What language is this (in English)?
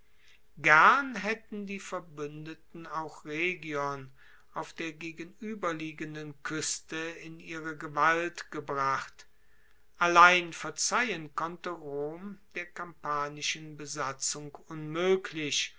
German